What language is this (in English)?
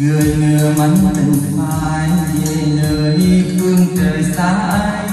Vietnamese